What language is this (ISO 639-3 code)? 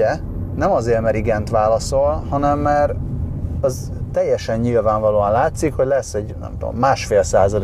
hun